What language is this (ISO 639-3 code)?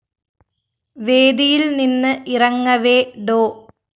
mal